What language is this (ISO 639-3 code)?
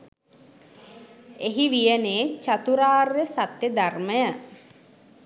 sin